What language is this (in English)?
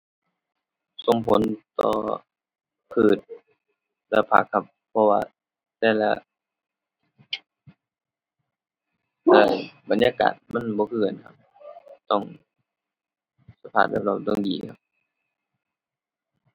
Thai